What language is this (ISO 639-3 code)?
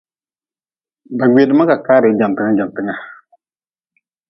nmz